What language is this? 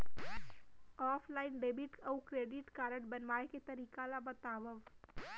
Chhattisgarhi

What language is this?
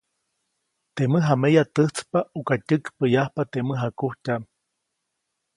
Copainalá Zoque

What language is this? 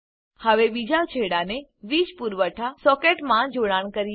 Gujarati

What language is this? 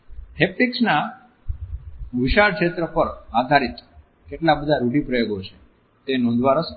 Gujarati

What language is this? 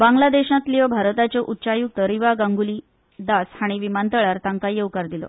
Konkani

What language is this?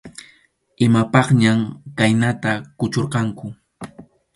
Arequipa-La Unión Quechua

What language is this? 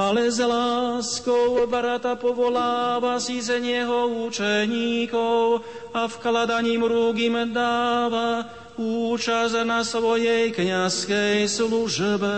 Slovak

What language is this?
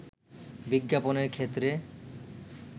Bangla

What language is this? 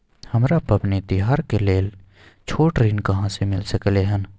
Maithili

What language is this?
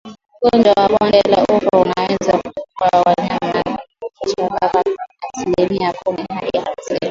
Swahili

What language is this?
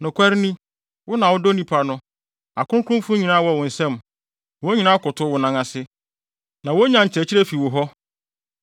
Akan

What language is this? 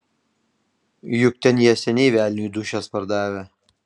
Lithuanian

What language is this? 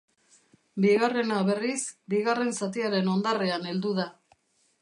Basque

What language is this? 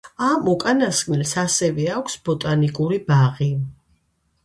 Georgian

